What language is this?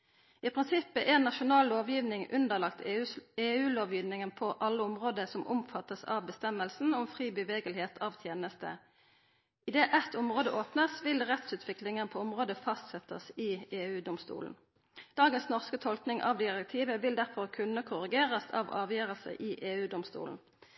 Norwegian Nynorsk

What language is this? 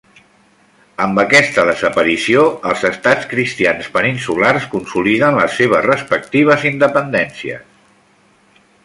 Catalan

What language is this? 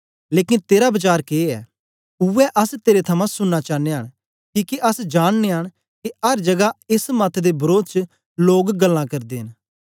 Dogri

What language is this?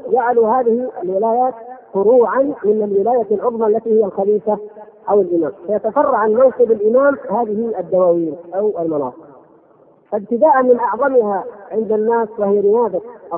Arabic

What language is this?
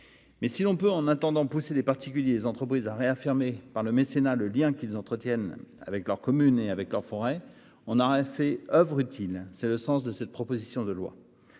French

